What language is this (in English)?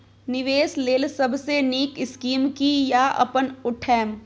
Maithili